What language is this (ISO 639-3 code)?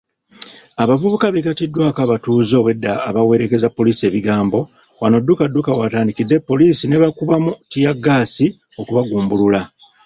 lug